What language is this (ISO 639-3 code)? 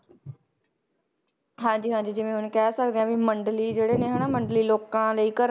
pan